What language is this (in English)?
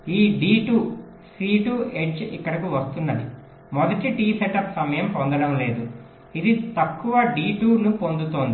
Telugu